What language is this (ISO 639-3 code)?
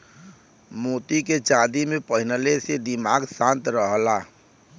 bho